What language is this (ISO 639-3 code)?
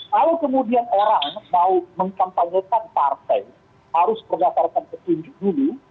ind